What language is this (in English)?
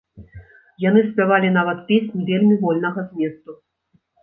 Belarusian